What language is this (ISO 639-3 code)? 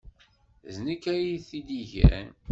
kab